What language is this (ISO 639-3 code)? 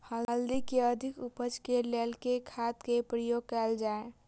mai